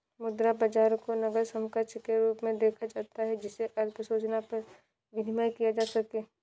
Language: Hindi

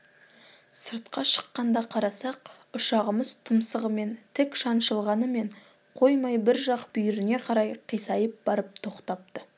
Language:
Kazakh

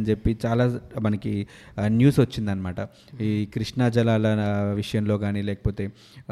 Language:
Telugu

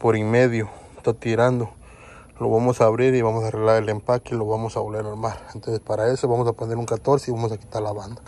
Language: Spanish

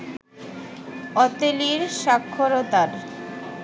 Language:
Bangla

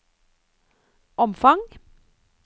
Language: Norwegian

